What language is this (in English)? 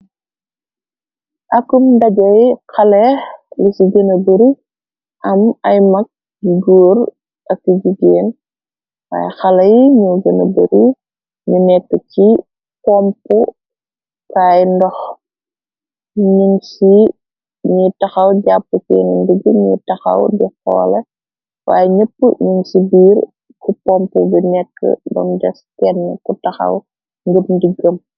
Wolof